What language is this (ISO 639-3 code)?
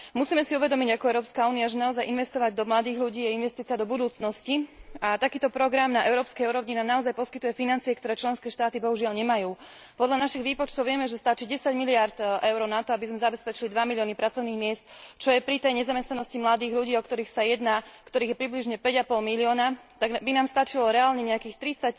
slk